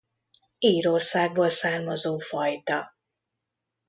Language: Hungarian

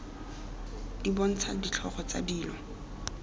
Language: Tswana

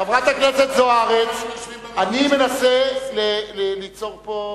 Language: Hebrew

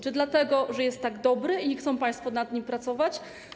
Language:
Polish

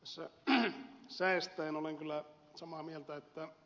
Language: Finnish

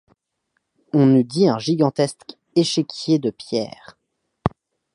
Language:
French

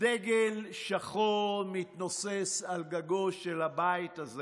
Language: Hebrew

